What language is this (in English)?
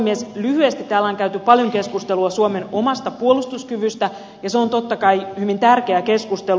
Finnish